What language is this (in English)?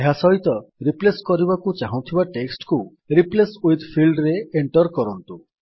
Odia